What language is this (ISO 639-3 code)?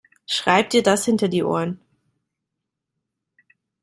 deu